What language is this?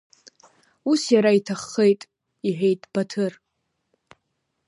Abkhazian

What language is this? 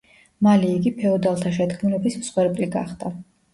Georgian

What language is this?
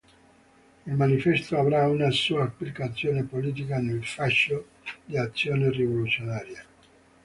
Italian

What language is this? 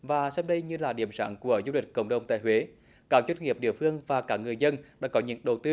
Vietnamese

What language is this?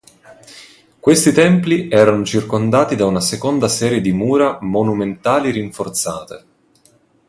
Italian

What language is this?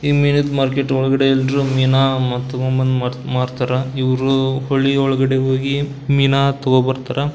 Kannada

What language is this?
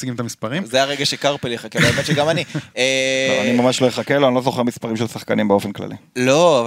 Hebrew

